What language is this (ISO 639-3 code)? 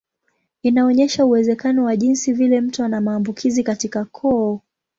swa